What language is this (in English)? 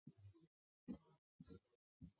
Chinese